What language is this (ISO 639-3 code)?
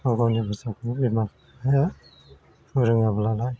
brx